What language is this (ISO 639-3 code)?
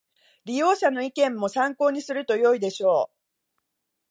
jpn